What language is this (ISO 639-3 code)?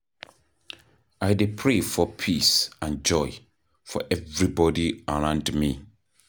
pcm